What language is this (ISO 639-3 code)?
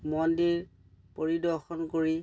asm